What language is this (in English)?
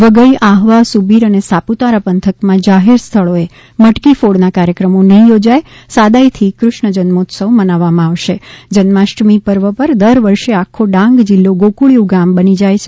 Gujarati